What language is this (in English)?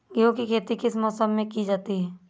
Hindi